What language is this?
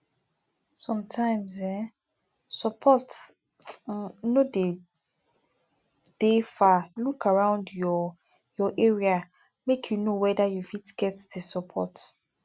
Nigerian Pidgin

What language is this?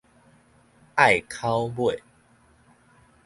Min Nan Chinese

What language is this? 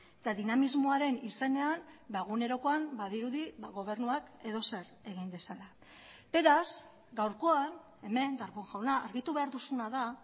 Basque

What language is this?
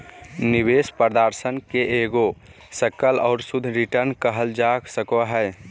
Magahi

